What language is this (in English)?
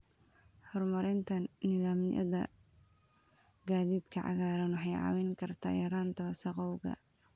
Somali